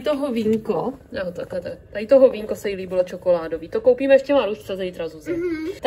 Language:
Czech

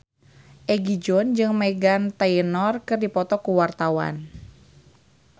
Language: Sundanese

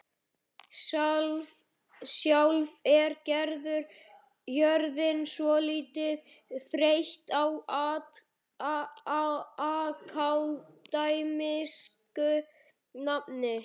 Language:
Icelandic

